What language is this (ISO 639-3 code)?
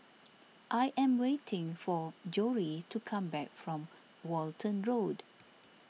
eng